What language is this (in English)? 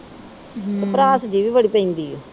Punjabi